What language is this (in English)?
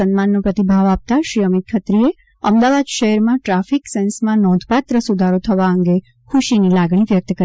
Gujarati